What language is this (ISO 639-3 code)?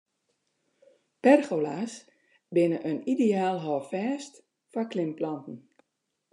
fry